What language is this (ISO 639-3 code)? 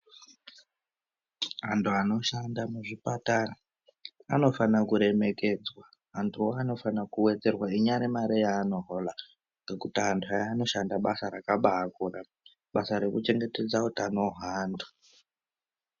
ndc